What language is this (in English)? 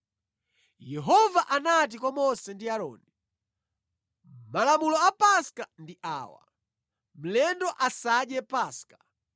Nyanja